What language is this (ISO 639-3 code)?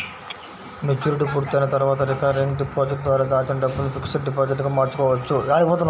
tel